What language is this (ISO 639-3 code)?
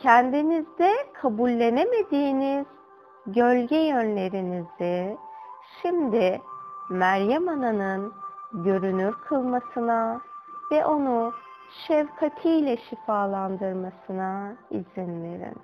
tur